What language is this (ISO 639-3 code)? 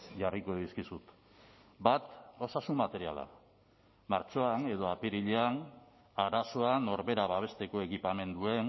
eus